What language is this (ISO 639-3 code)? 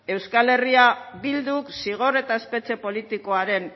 eus